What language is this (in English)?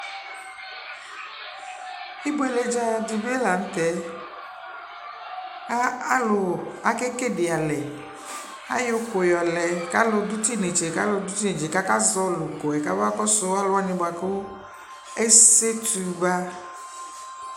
Ikposo